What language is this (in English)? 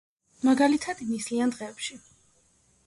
Georgian